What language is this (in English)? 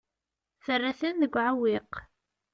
Kabyle